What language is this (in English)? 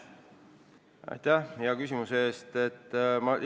Estonian